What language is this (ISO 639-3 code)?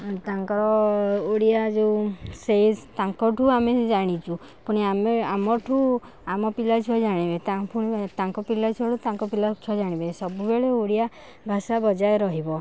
ori